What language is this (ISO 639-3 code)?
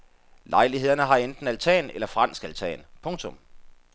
dan